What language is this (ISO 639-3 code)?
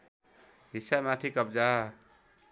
nep